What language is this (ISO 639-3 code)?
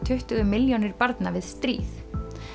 isl